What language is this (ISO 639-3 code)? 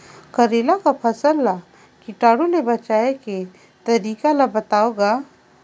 hne